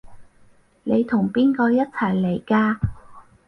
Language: Cantonese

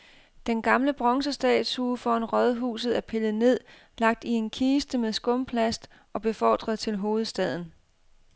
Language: Danish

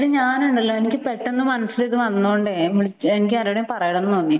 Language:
Malayalam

